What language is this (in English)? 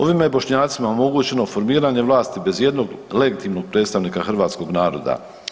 Croatian